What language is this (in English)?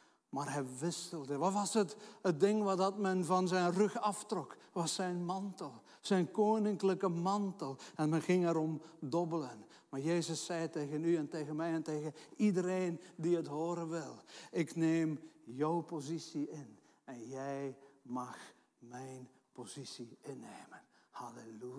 Dutch